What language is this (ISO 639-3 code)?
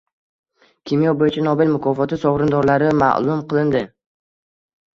uzb